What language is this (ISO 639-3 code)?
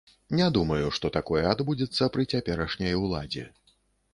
bel